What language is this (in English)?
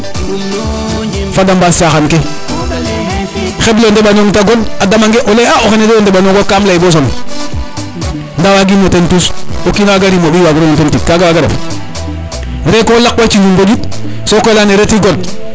Serer